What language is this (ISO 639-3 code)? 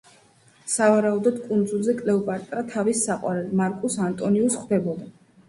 kat